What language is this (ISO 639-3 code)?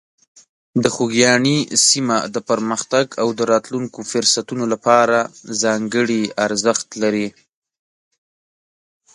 pus